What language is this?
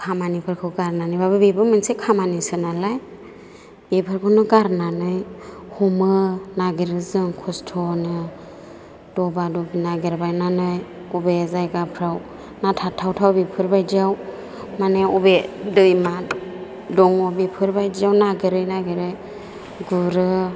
Bodo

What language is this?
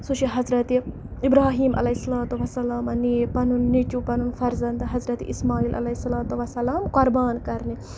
Kashmiri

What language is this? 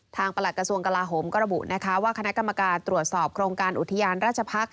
Thai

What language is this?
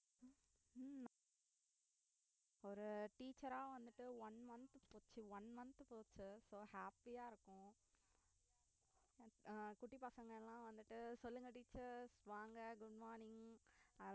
Tamil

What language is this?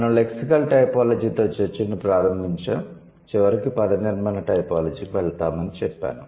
Telugu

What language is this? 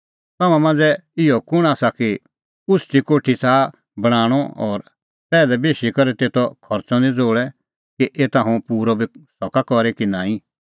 Kullu Pahari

